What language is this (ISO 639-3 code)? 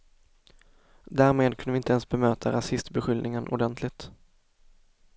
swe